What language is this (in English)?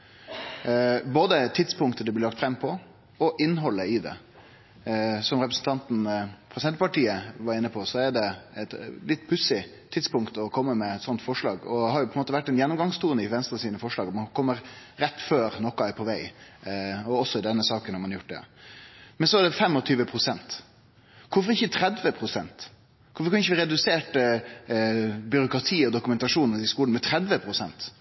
Norwegian Nynorsk